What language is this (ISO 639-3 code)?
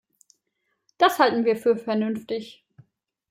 deu